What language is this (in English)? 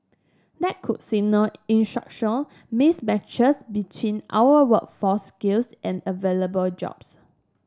English